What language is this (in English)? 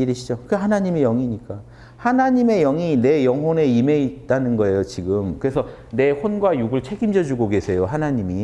Korean